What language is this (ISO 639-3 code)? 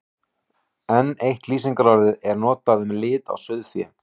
isl